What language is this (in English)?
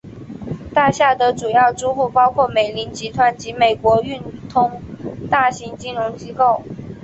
Chinese